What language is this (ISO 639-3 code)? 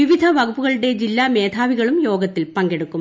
mal